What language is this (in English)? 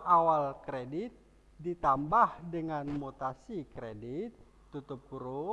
Indonesian